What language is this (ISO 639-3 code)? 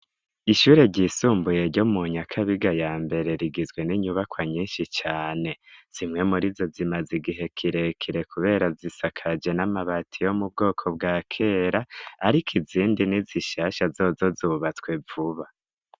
run